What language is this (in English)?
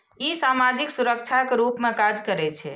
Maithili